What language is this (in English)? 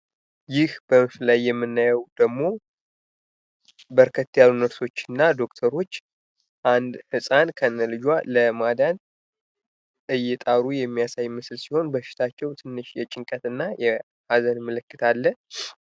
Amharic